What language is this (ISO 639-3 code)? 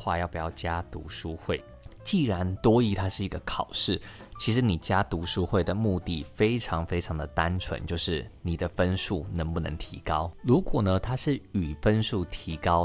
zho